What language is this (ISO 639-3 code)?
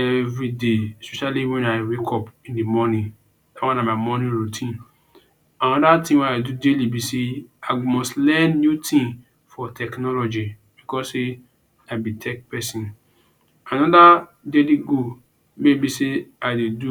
pcm